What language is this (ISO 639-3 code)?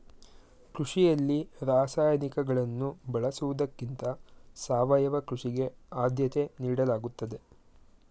kan